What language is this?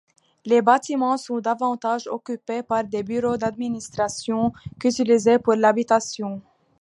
French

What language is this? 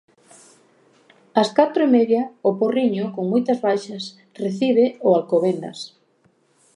Galician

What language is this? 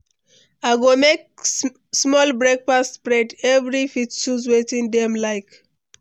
Nigerian Pidgin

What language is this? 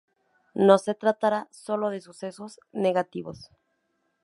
Spanish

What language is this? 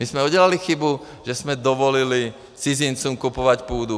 Czech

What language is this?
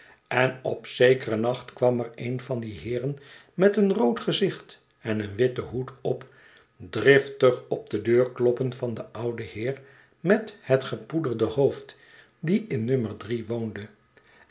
Dutch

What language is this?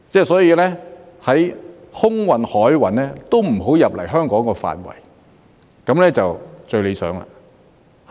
Cantonese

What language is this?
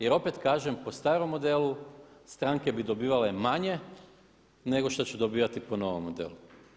Croatian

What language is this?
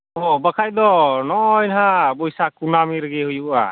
Santali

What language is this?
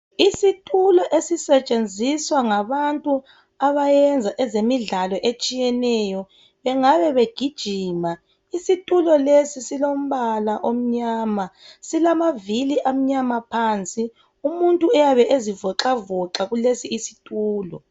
North Ndebele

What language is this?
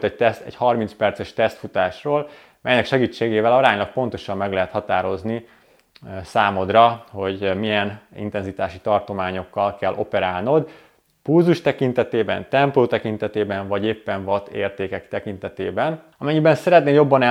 Hungarian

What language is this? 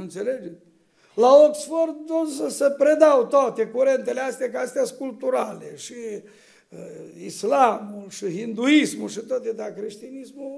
Romanian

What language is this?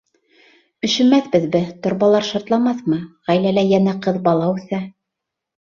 Bashkir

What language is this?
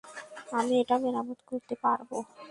Bangla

